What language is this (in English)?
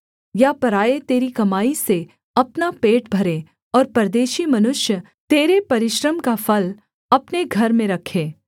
Hindi